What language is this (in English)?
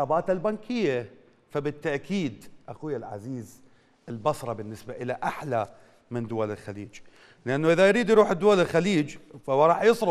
Arabic